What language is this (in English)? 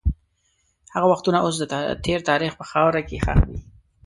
Pashto